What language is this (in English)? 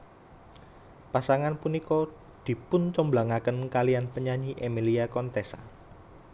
Javanese